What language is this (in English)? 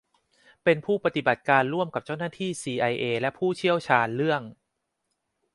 Thai